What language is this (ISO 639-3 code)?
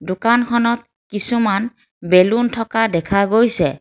asm